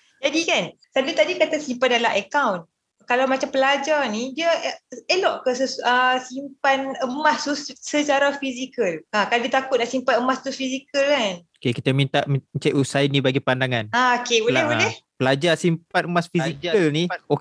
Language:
Malay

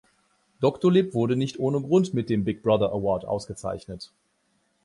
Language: German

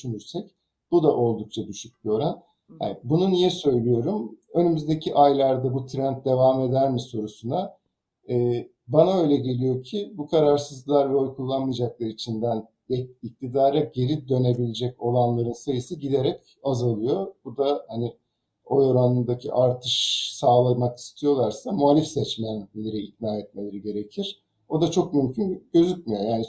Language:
Turkish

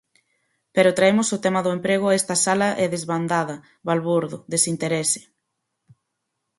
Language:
Galician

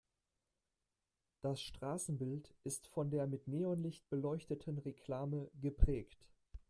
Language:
German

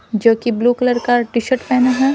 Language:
Hindi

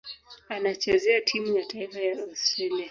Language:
Swahili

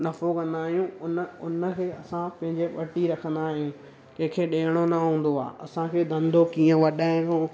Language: Sindhi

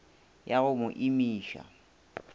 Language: Northern Sotho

